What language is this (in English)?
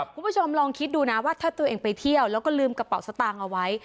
Thai